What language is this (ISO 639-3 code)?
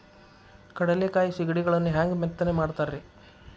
kan